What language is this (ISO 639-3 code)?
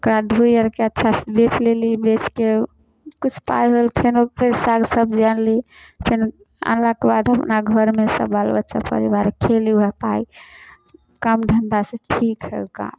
mai